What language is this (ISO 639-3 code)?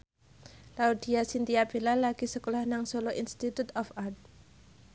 jav